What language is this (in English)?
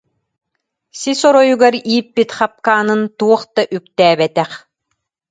Yakut